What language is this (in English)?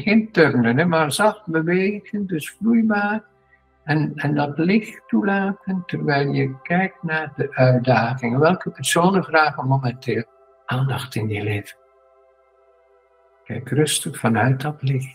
Dutch